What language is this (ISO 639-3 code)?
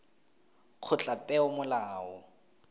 tsn